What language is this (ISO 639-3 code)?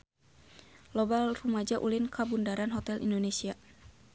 sun